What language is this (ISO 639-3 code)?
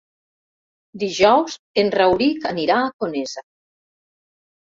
cat